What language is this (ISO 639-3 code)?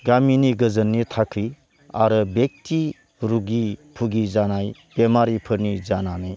brx